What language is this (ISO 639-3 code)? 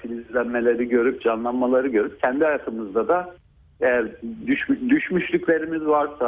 tur